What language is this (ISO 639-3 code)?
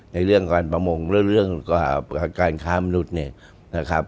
tha